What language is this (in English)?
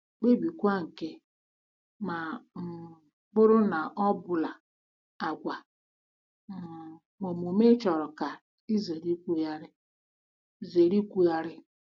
Igbo